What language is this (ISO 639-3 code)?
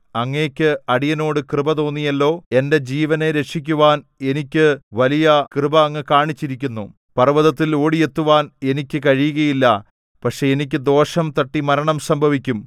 mal